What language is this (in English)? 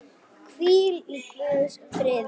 Icelandic